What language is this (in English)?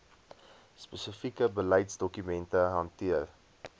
Afrikaans